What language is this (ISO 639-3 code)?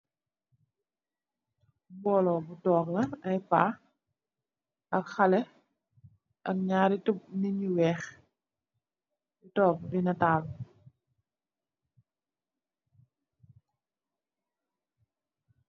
wol